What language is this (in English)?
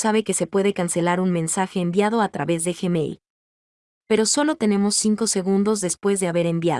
Spanish